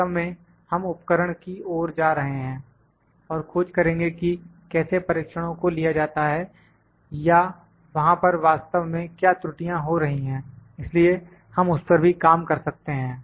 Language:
Hindi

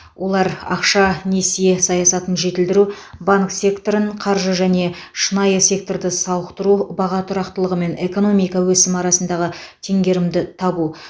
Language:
Kazakh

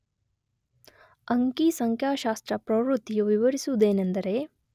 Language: Kannada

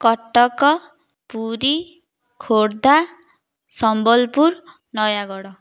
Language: Odia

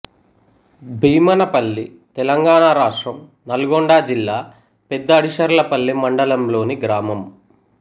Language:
Telugu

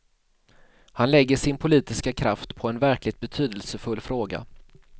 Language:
Swedish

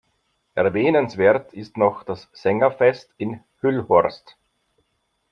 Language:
German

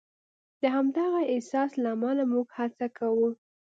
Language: Pashto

